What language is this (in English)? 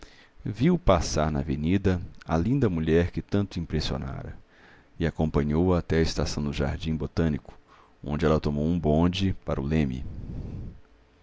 Portuguese